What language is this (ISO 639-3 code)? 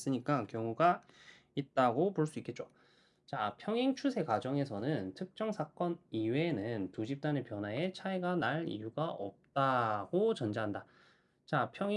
kor